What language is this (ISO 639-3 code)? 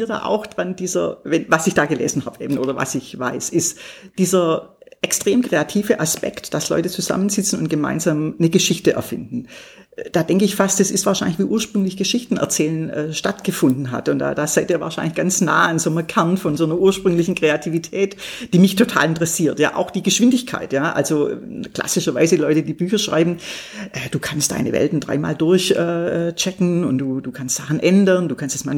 deu